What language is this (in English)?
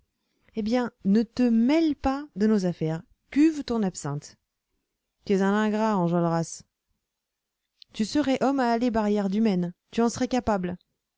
French